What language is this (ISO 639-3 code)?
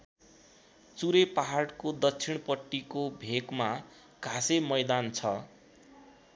nep